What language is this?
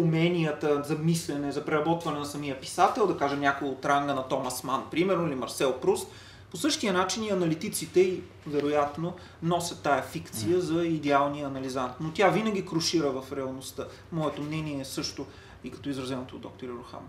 Bulgarian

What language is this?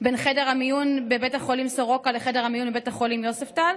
Hebrew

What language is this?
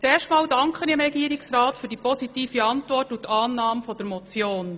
Swiss German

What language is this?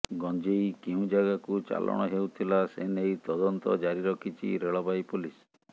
Odia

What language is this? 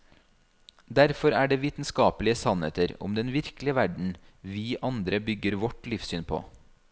Norwegian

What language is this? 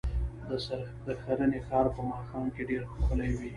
Pashto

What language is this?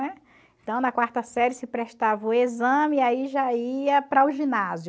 Portuguese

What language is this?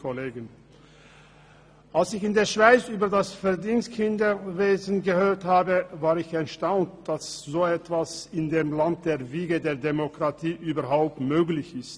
Swiss German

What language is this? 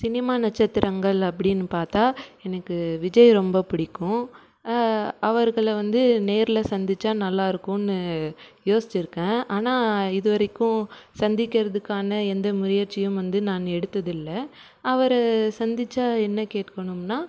Tamil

